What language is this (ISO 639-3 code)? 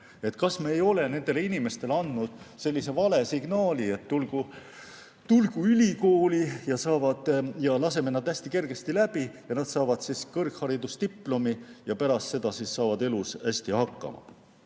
est